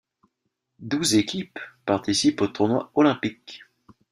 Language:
French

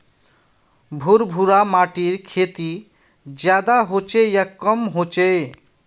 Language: Magahi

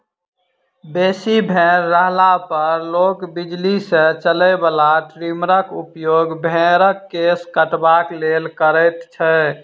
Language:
Maithili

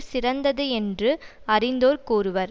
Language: Tamil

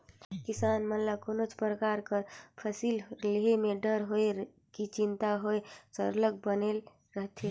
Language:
Chhattisgarhi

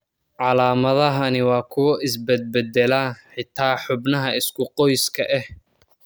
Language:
Somali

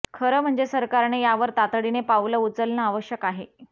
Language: Marathi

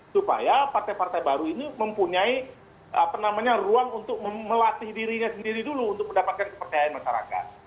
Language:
Indonesian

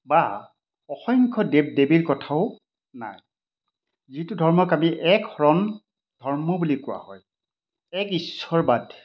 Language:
Assamese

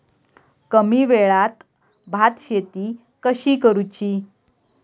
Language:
Marathi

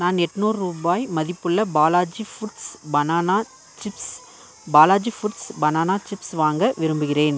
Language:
Tamil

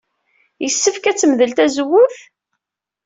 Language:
Kabyle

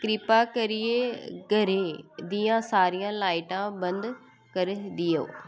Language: Dogri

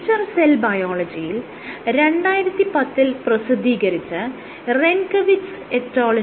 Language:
Malayalam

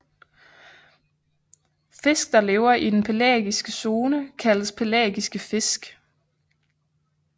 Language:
Danish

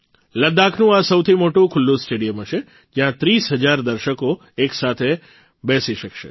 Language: Gujarati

